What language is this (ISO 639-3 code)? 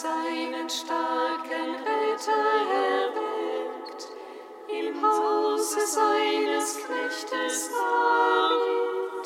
deu